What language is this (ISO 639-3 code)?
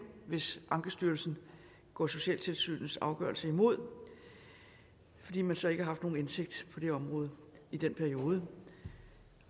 dan